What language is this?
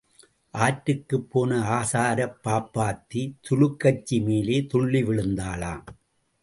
Tamil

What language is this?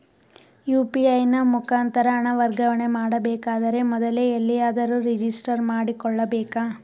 Kannada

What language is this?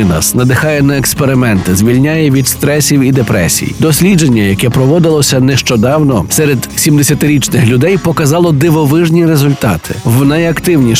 Ukrainian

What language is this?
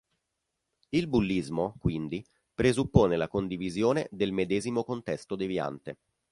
Italian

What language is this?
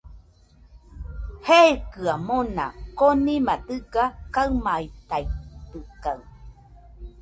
Nüpode Huitoto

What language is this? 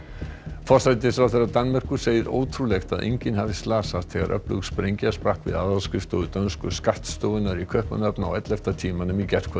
Icelandic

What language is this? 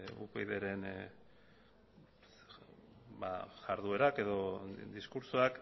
Basque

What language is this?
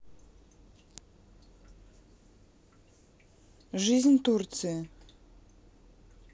Russian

